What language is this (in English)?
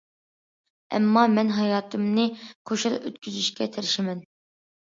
Uyghur